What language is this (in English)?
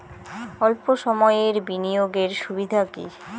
Bangla